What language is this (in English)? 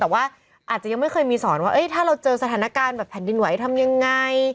Thai